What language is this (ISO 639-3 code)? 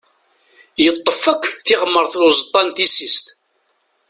kab